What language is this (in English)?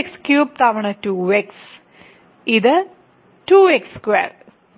Malayalam